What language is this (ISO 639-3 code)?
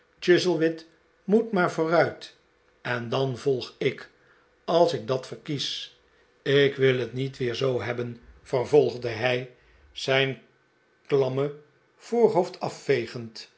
nld